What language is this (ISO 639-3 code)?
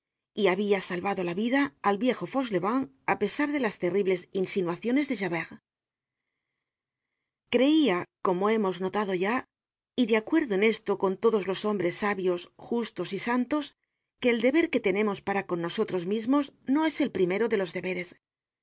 spa